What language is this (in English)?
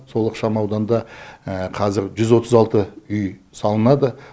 Kazakh